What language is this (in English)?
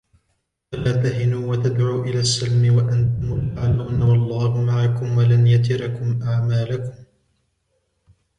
Arabic